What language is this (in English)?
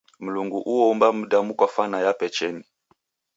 Taita